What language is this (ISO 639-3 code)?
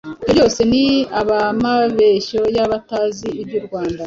kin